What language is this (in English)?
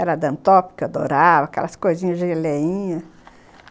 Portuguese